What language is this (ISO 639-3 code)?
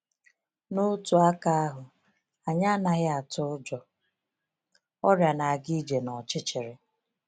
ibo